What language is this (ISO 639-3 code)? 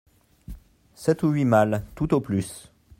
fra